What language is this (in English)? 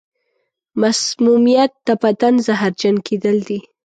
Pashto